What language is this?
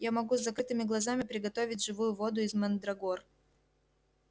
Russian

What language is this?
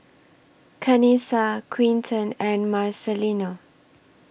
English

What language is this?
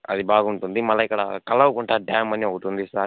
Telugu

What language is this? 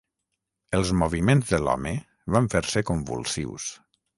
Catalan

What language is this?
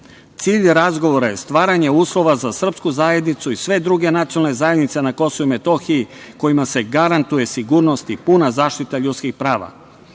Serbian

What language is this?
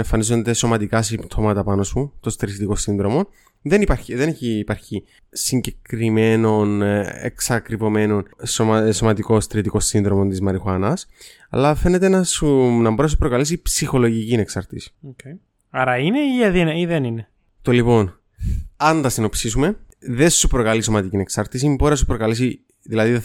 Greek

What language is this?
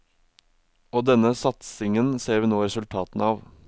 Norwegian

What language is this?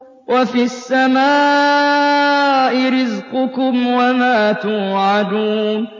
Arabic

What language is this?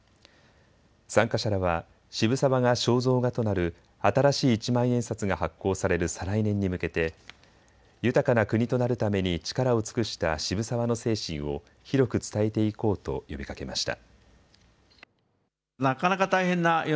Japanese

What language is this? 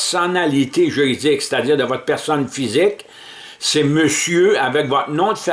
French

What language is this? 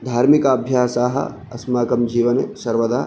Sanskrit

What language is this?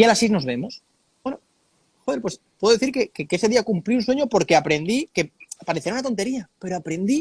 Spanish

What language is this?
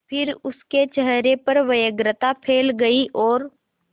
Hindi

